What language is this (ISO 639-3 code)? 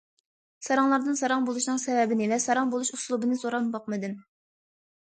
uig